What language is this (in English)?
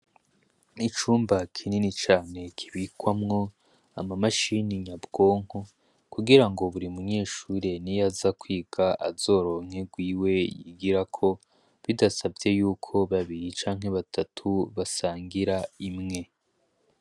Rundi